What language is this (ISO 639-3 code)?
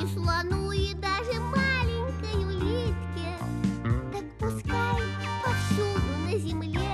rus